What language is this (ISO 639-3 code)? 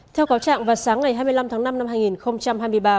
vie